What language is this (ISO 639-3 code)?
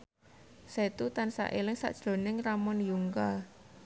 jav